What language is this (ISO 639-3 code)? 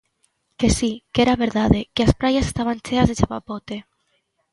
glg